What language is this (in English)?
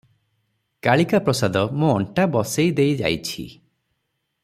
Odia